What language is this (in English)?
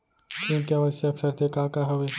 Chhattisgarhi